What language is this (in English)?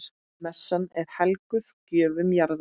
Icelandic